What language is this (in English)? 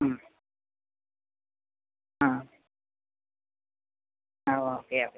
Malayalam